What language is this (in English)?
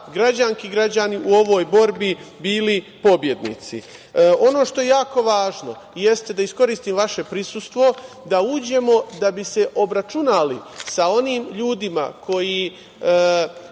Serbian